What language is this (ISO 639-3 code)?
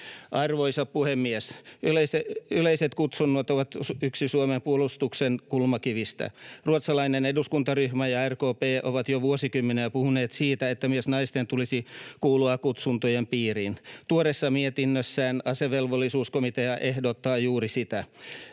fin